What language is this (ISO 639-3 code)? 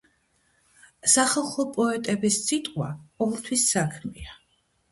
kat